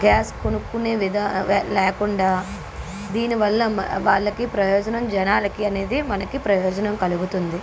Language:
Telugu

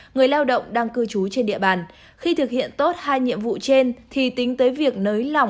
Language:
Vietnamese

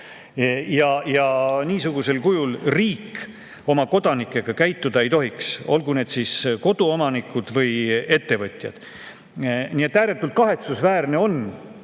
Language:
Estonian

